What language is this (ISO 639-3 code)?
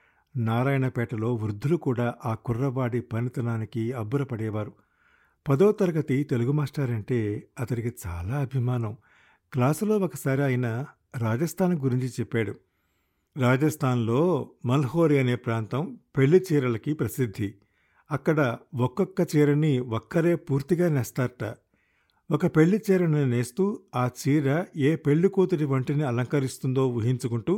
tel